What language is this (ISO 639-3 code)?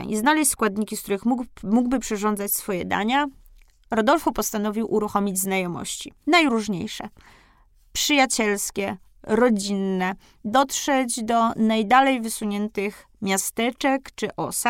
pol